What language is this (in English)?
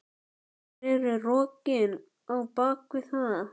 Icelandic